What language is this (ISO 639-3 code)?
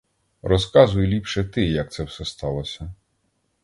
ukr